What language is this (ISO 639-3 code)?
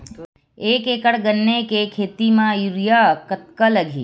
hne